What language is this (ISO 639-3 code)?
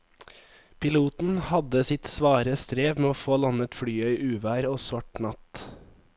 nor